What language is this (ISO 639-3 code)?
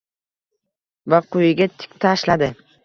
uzb